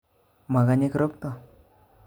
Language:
Kalenjin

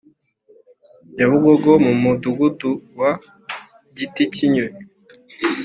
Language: Kinyarwanda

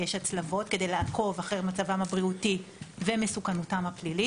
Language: Hebrew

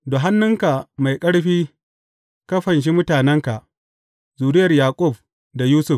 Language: Hausa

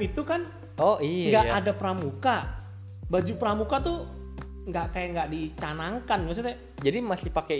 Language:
Indonesian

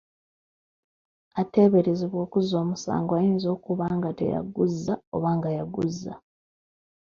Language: Ganda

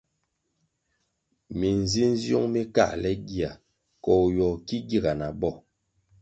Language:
Kwasio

